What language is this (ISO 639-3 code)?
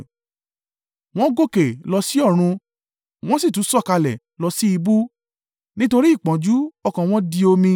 yor